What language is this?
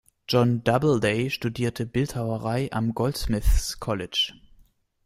German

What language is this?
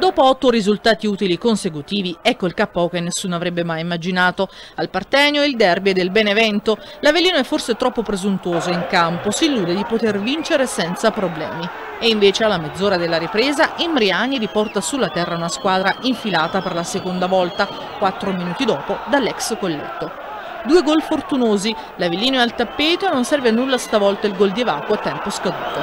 Italian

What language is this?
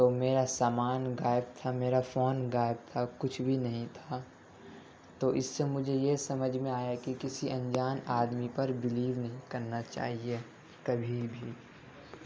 Urdu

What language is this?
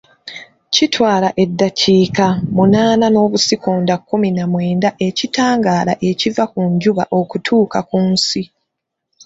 Ganda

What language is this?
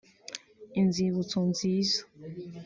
Kinyarwanda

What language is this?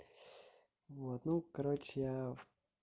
Russian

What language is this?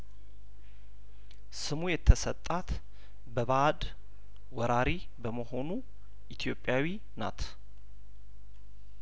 Amharic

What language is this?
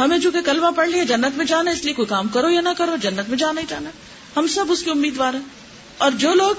Urdu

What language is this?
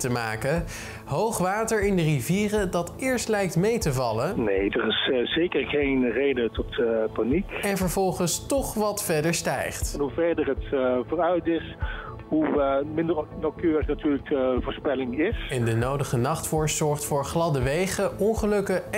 Dutch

